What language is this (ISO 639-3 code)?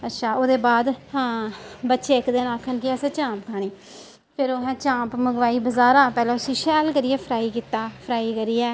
doi